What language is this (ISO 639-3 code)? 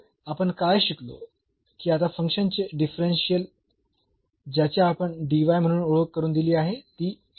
mar